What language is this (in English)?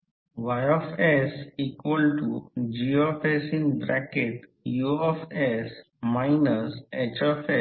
Marathi